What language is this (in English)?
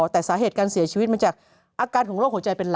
Thai